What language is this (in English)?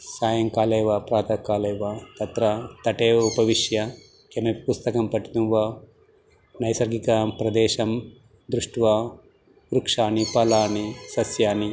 Sanskrit